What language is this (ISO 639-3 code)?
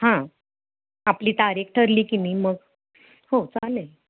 mar